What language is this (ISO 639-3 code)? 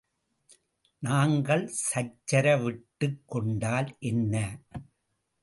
tam